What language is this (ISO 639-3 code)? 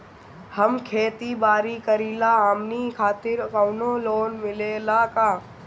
bho